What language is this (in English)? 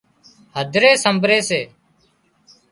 Wadiyara Koli